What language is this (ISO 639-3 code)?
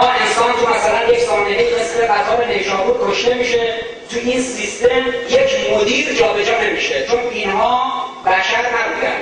fas